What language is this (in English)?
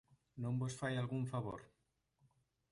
Galician